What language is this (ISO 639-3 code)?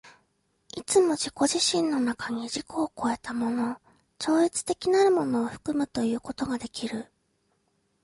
jpn